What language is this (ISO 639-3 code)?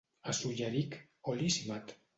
cat